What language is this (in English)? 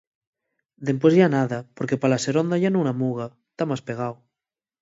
Asturian